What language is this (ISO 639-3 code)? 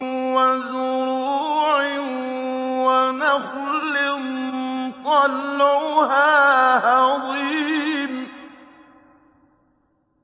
ara